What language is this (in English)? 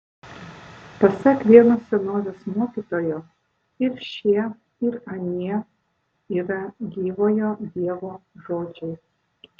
Lithuanian